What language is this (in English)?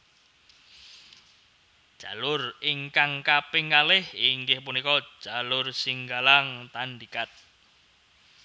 Javanese